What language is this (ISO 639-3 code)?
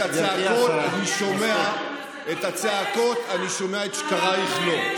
heb